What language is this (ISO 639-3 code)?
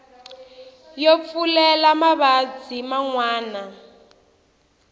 tso